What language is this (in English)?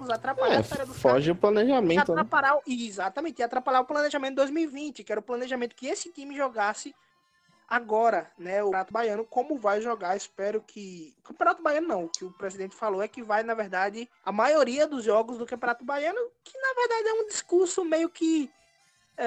Portuguese